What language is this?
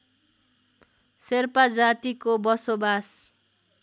Nepali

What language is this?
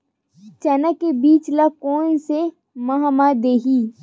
Chhattisgarhi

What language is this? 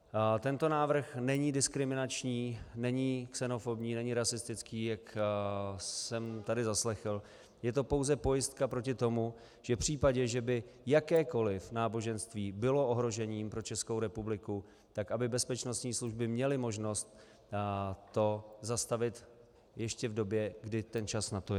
Czech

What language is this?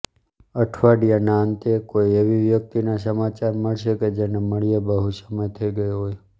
Gujarati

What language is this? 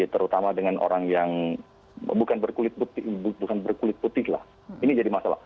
Indonesian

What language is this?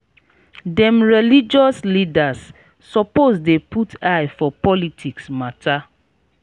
Nigerian Pidgin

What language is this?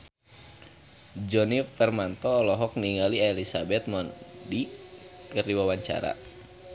Sundanese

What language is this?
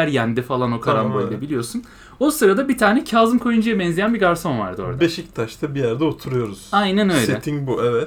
Turkish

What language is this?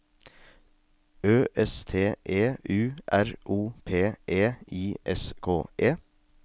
Norwegian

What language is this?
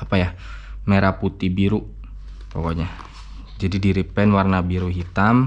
Indonesian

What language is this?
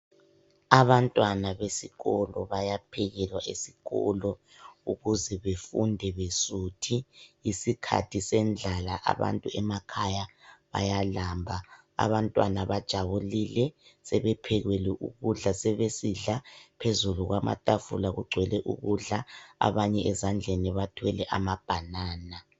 North Ndebele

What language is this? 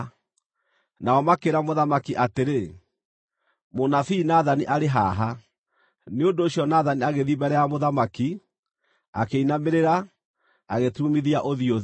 Kikuyu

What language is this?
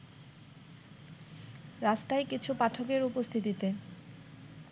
Bangla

